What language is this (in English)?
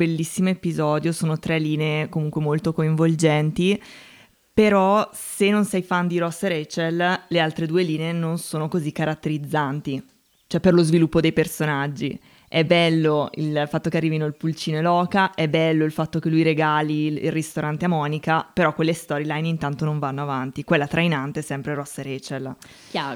Italian